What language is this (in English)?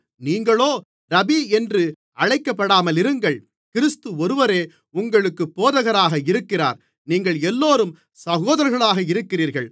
Tamil